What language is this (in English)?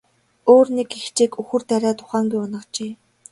Mongolian